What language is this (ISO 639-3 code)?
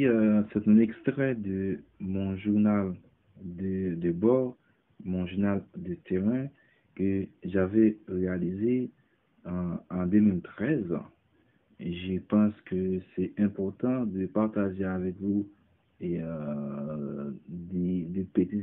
fra